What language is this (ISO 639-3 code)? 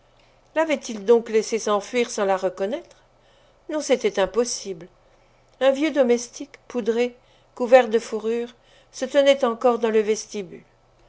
fra